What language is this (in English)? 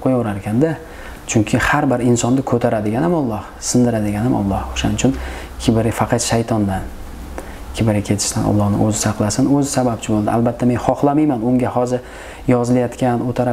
Turkish